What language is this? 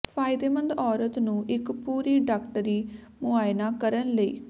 Punjabi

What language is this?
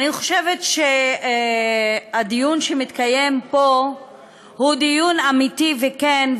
Hebrew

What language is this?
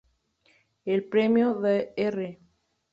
Spanish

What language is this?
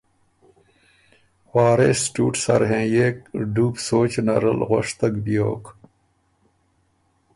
Ormuri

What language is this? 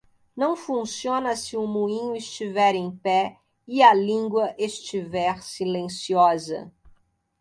Portuguese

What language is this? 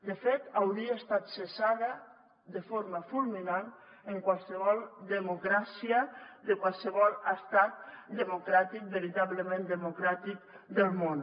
Catalan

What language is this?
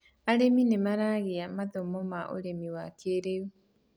Kikuyu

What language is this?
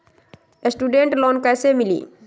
Magahi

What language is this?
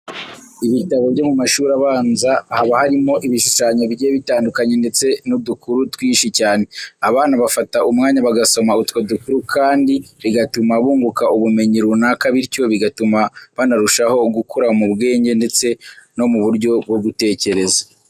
Kinyarwanda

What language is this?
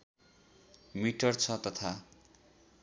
Nepali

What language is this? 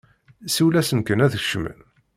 Kabyle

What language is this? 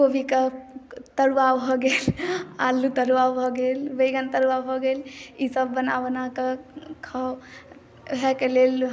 Maithili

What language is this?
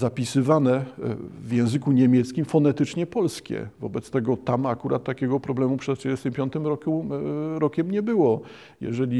Polish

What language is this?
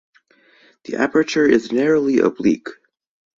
English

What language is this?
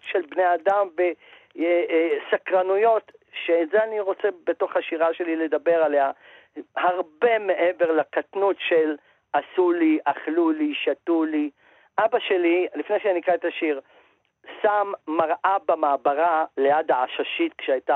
Hebrew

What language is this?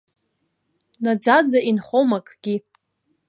Abkhazian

